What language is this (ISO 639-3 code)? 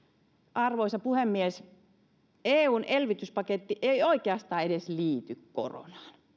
fin